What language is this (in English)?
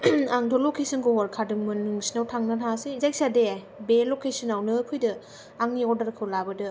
Bodo